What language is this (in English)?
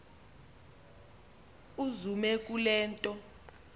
Xhosa